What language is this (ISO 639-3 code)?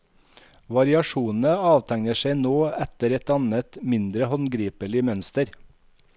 nor